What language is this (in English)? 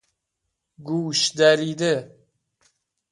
Persian